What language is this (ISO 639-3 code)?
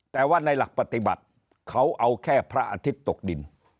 tha